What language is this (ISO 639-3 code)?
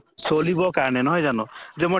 asm